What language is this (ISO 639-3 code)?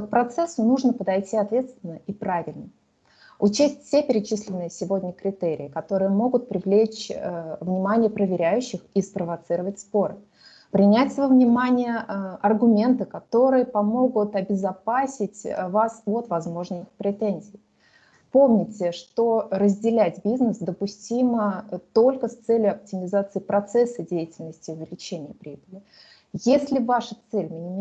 rus